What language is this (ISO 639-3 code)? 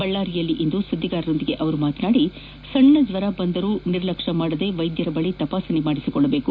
kan